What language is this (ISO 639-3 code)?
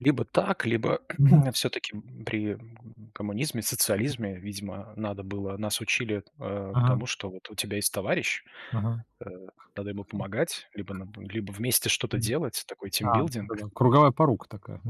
rus